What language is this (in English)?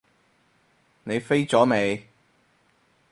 Cantonese